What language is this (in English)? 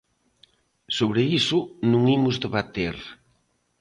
Galician